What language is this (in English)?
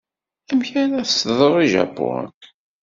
Kabyle